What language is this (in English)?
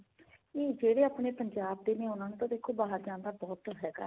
Punjabi